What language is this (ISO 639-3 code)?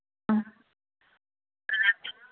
mni